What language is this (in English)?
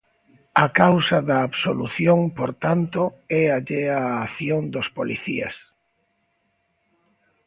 Galician